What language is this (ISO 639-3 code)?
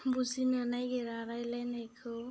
brx